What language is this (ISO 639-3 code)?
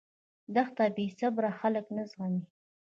pus